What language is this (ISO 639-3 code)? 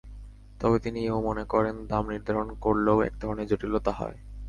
ben